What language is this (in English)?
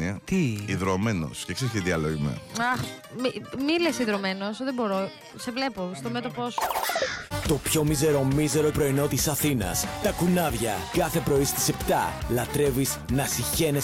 Greek